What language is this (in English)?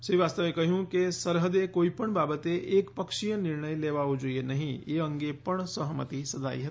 Gujarati